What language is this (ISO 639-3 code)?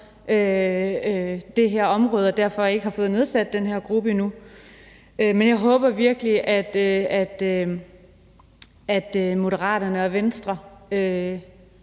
dan